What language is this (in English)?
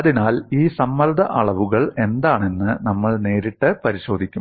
Malayalam